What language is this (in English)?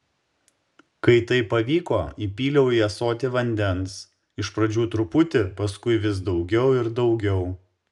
Lithuanian